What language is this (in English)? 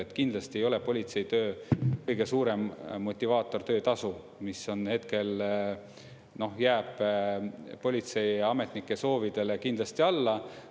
Estonian